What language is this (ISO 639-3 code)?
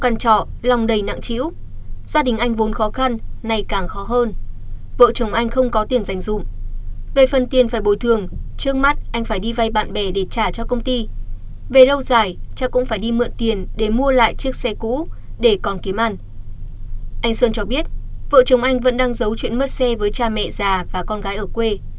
vie